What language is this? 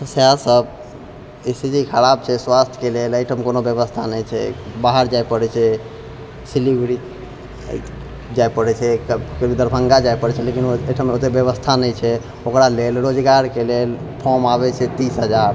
Maithili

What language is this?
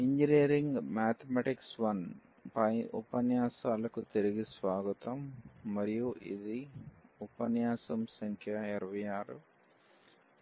Telugu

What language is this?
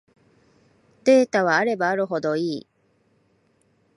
Japanese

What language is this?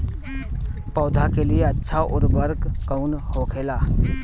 Bhojpuri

